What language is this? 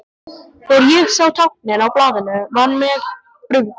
Icelandic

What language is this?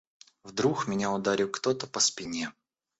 Russian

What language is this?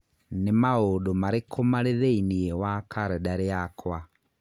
Kikuyu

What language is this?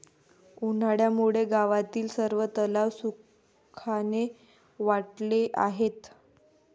Marathi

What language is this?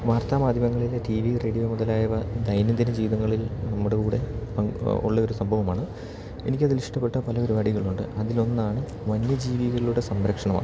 Malayalam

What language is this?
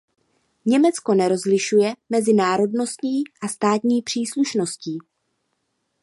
Czech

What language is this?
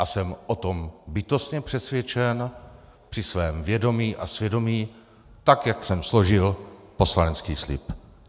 Czech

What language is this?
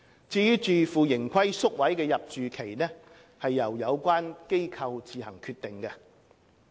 Cantonese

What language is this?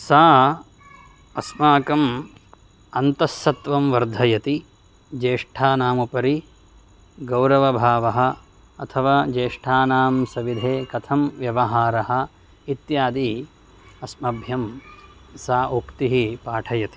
Sanskrit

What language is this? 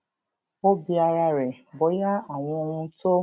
Yoruba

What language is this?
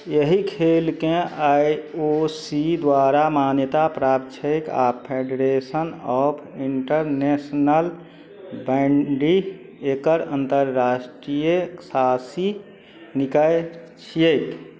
Maithili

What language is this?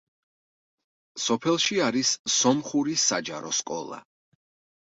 Georgian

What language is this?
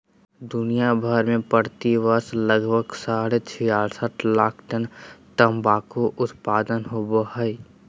Magahi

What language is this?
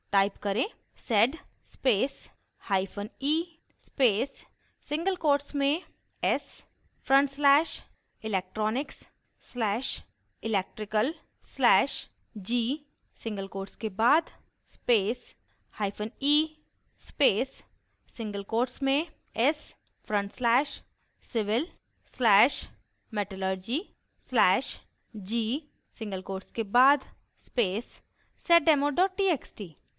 Hindi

